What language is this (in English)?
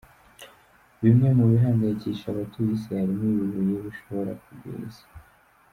Kinyarwanda